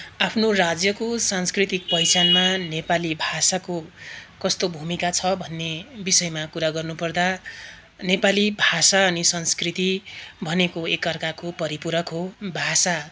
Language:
Nepali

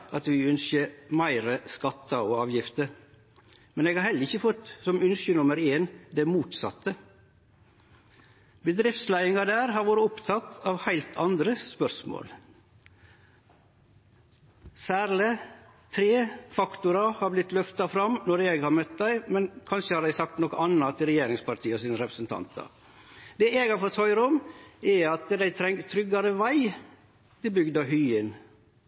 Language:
Norwegian Nynorsk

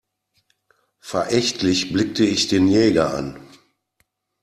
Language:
German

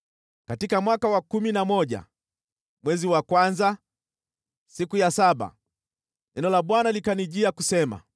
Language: Swahili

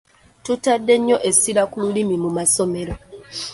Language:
Ganda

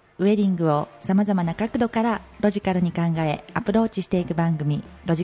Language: Japanese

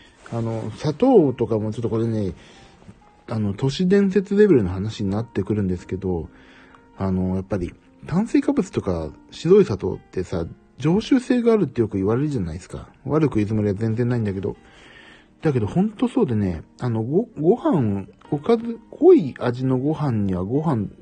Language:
Japanese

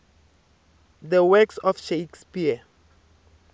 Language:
Tsonga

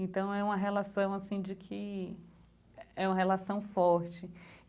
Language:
Portuguese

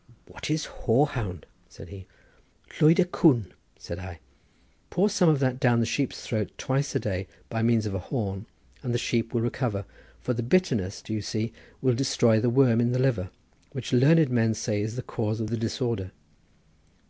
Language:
English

